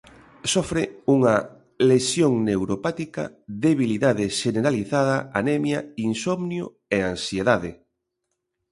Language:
Galician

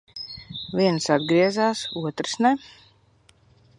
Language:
Latvian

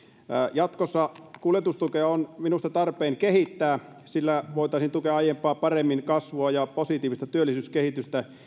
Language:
Finnish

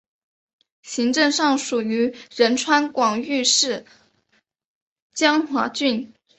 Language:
Chinese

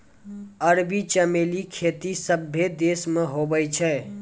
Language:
Maithili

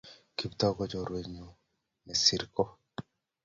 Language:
Kalenjin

